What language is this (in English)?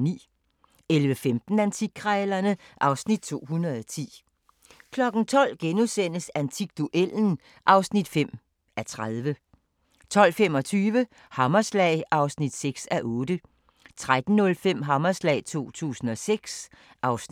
Danish